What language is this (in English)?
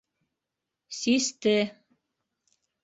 Bashkir